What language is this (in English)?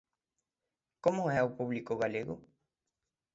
Galician